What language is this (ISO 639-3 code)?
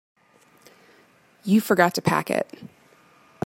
eng